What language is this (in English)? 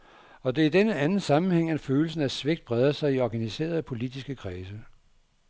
Danish